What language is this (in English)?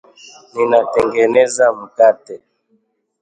Swahili